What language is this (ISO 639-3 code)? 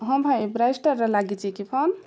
ori